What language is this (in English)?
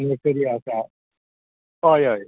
Konkani